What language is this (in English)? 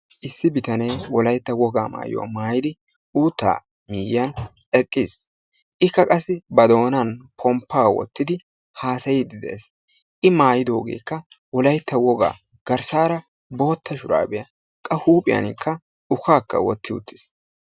Wolaytta